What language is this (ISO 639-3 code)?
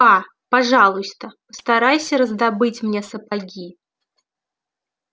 rus